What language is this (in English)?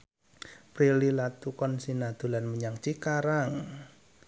Javanese